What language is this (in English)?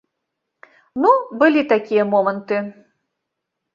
Belarusian